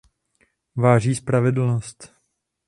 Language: Czech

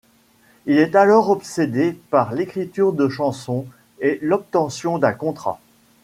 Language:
French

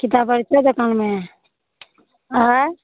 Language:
Maithili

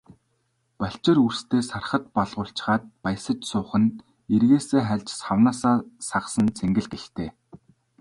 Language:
Mongolian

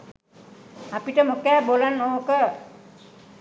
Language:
Sinhala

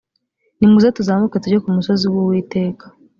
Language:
Kinyarwanda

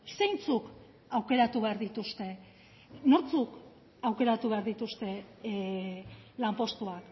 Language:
Basque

